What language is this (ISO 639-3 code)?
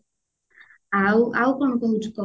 ori